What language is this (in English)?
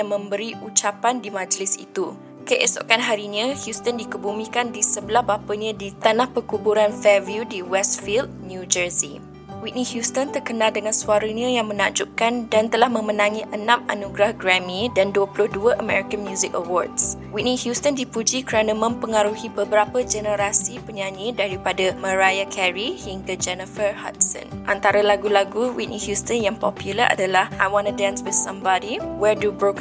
Malay